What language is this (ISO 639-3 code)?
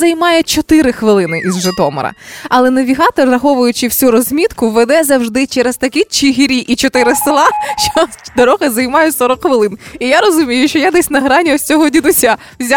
ukr